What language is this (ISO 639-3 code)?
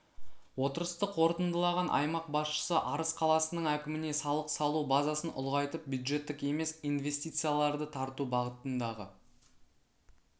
kaz